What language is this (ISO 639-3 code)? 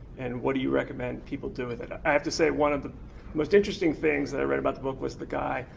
eng